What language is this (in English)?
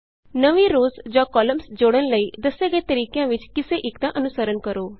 Punjabi